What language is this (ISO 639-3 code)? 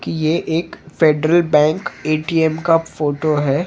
hin